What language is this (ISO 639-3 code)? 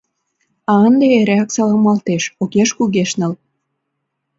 chm